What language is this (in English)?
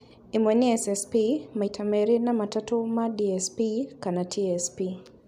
Kikuyu